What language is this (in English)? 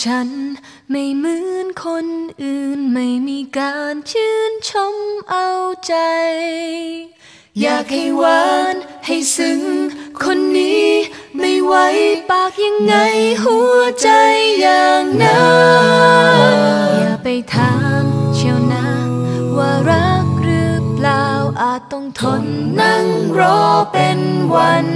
Thai